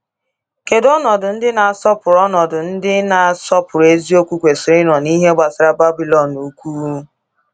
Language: Igbo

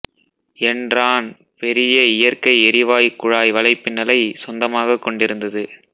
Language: Tamil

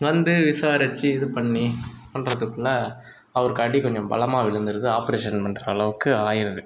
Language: Tamil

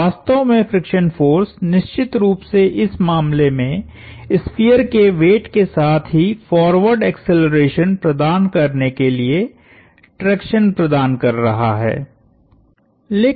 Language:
Hindi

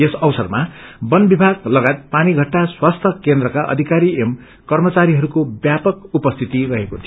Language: Nepali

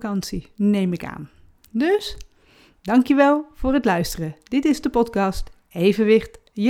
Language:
Dutch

